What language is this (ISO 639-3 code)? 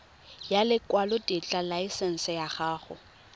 tsn